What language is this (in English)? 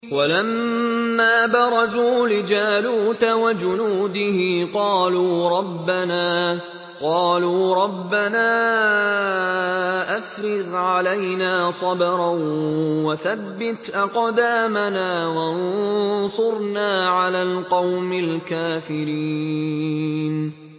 Arabic